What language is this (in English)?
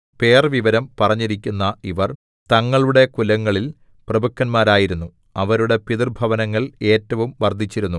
Malayalam